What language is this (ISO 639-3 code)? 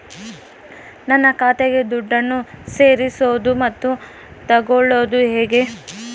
kan